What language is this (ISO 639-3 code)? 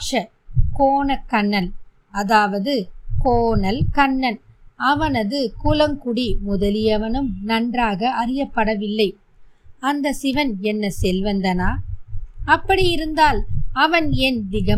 tam